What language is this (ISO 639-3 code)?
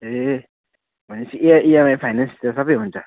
nep